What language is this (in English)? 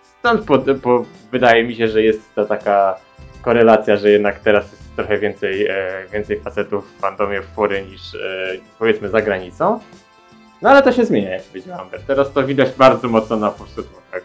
Polish